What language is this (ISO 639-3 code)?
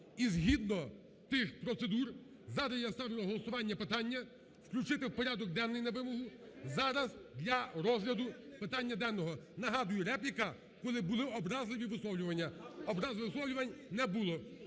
ukr